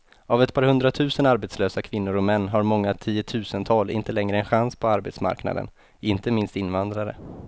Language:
Swedish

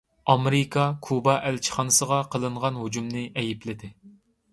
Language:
Uyghur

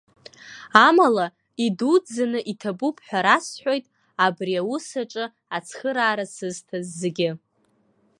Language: Abkhazian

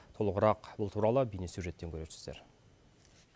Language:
Kazakh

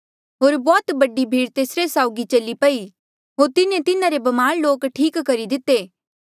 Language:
Mandeali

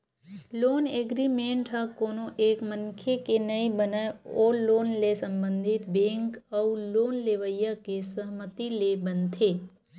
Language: Chhattisgarhi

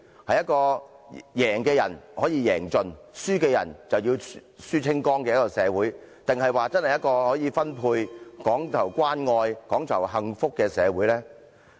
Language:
Cantonese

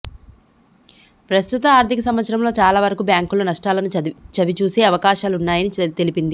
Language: Telugu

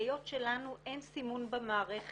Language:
Hebrew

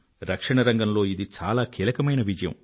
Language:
Telugu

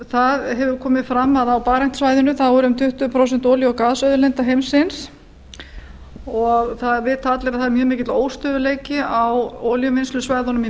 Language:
Icelandic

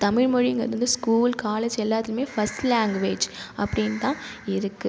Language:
Tamil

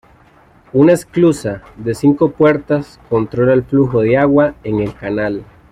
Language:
Spanish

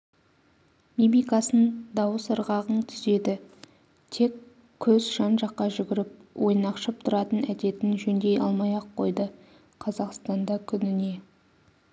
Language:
Kazakh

